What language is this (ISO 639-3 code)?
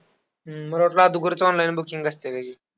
mar